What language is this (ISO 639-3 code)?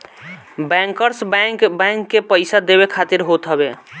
bho